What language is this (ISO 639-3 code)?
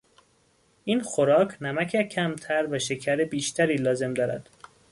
fas